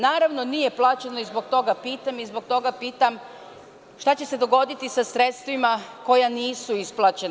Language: Serbian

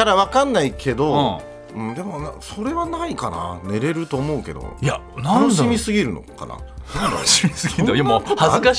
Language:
Japanese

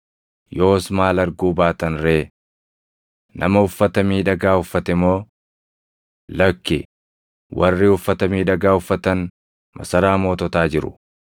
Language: Oromo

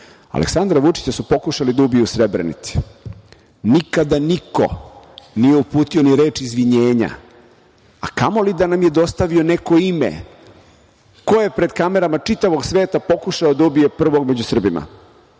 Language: Serbian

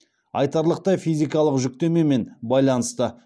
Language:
Kazakh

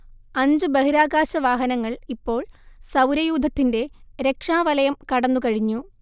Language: Malayalam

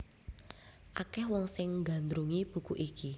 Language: Javanese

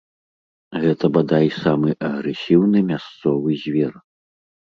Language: Belarusian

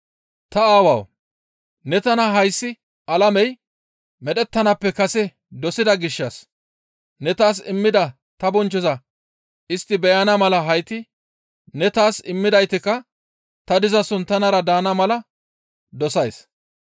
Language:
Gamo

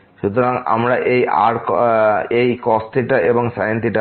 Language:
Bangla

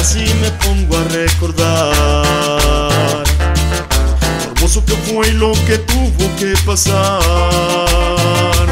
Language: Spanish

